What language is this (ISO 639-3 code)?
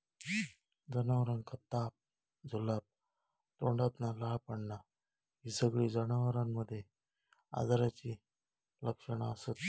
mar